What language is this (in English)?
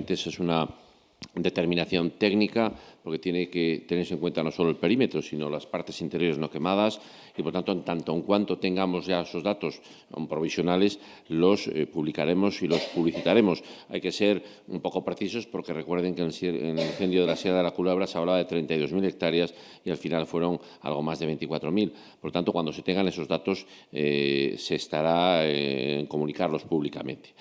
Spanish